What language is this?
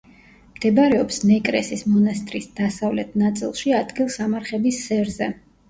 Georgian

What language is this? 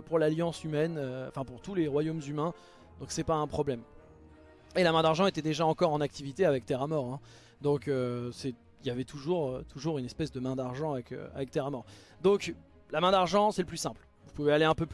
French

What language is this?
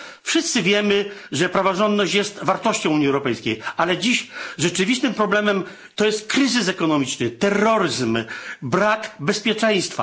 Polish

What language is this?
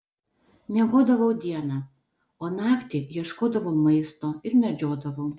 Lithuanian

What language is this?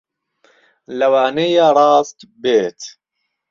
Central Kurdish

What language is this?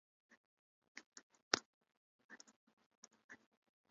Japanese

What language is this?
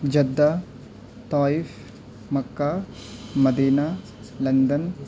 Urdu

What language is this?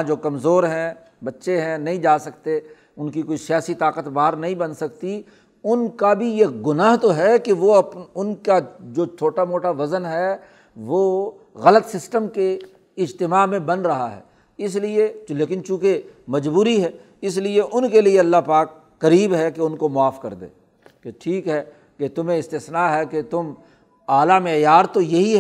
Urdu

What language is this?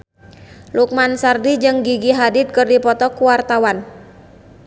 Sundanese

